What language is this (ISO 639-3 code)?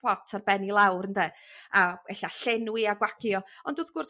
cym